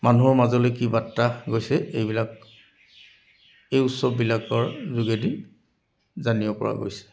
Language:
Assamese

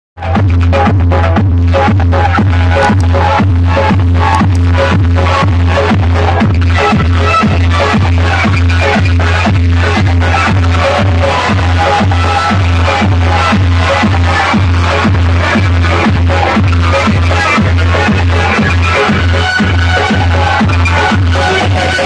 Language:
Korean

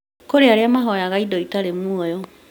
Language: Kikuyu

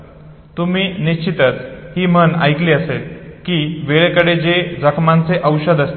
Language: Marathi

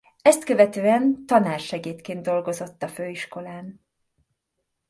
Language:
Hungarian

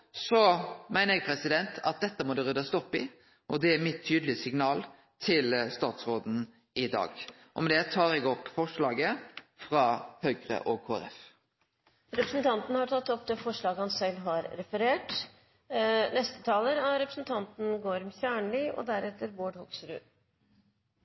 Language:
Norwegian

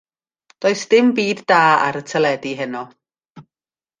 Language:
Welsh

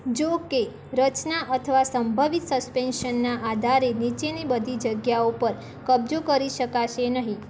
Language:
Gujarati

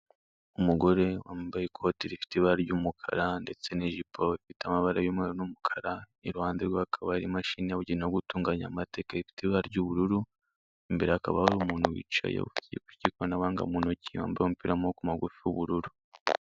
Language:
Kinyarwanda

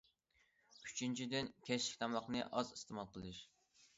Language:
Uyghur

